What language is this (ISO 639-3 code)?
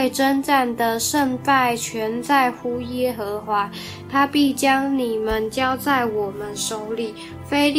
zho